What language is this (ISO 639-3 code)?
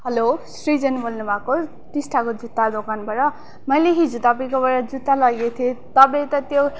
nep